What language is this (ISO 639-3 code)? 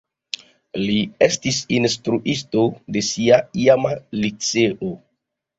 epo